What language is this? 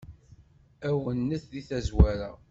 Kabyle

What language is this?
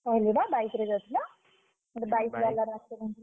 Odia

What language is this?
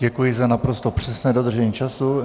Czech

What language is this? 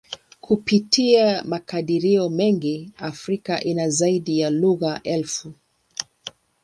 Swahili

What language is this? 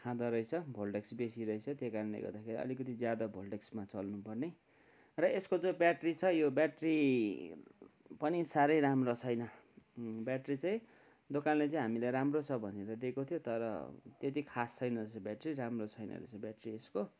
Nepali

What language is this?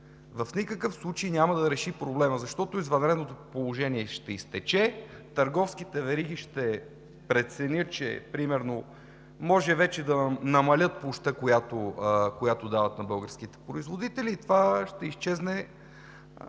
Bulgarian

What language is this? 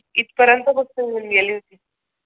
Marathi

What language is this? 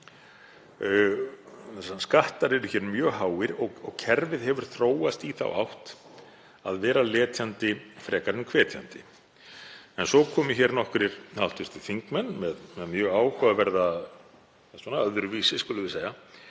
Icelandic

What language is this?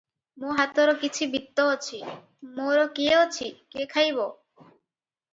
Odia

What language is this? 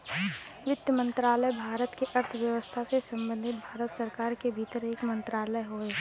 Bhojpuri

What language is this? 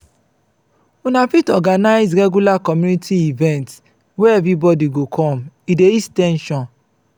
Nigerian Pidgin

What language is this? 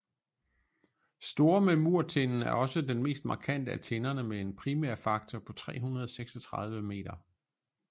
Danish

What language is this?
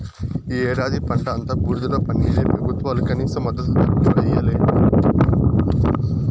Telugu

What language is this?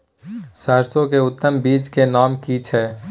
Maithili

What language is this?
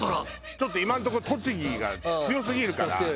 Japanese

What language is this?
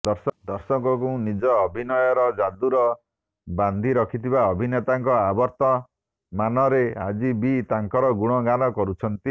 Odia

